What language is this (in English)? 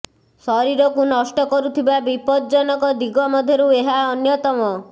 Odia